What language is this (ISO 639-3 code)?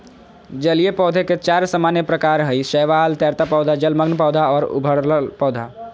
mag